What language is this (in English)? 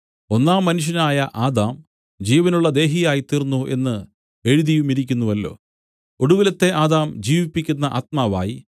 Malayalam